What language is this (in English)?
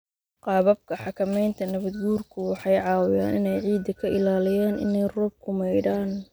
Somali